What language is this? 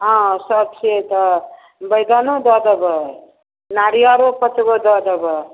Maithili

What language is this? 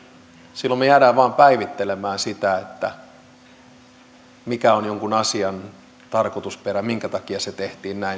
Finnish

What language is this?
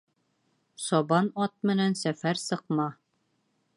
Bashkir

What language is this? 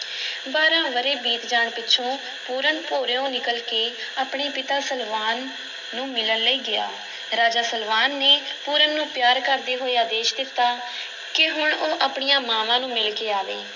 Punjabi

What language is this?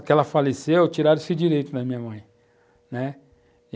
Portuguese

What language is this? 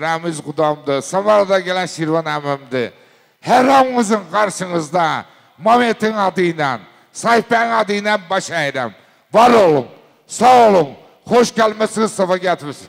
Turkish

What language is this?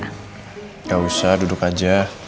Indonesian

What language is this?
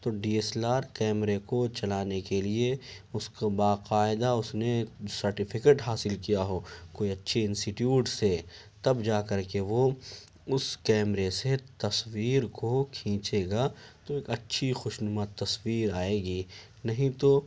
Urdu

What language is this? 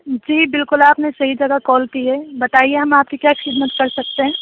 Urdu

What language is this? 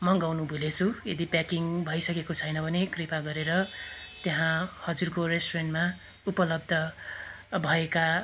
Nepali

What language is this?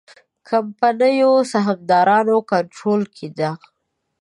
Pashto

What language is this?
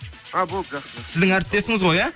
Kazakh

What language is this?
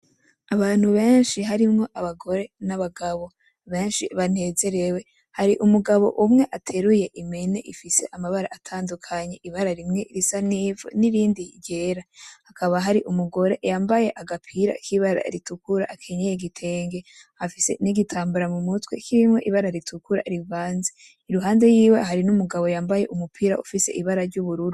Rundi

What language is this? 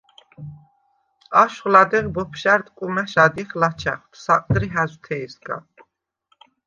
Svan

